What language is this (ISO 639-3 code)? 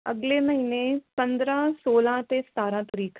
pan